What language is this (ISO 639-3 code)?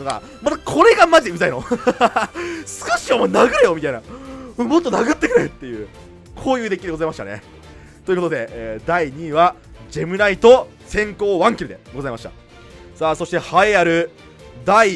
jpn